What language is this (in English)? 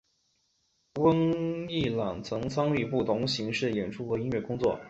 Chinese